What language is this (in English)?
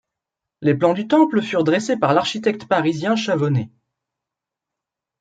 French